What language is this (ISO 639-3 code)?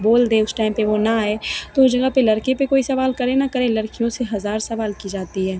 hin